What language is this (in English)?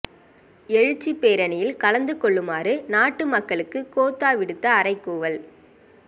Tamil